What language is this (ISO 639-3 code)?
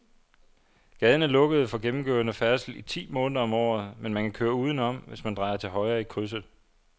dan